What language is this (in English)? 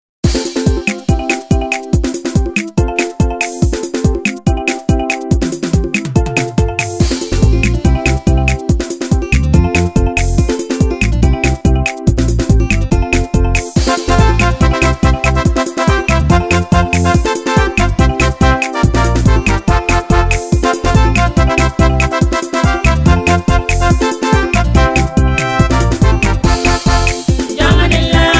Indonesian